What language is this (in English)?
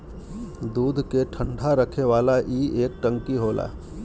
Bhojpuri